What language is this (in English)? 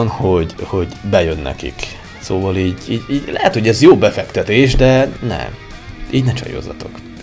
Hungarian